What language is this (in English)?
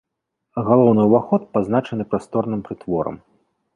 Belarusian